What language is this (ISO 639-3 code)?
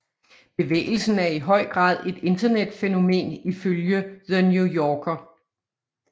dan